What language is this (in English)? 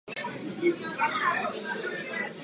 Czech